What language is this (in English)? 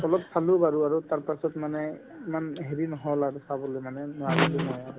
Assamese